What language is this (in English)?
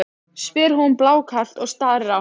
Icelandic